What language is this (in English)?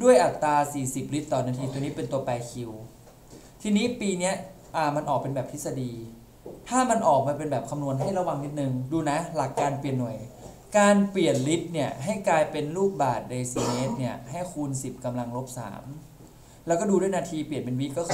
Thai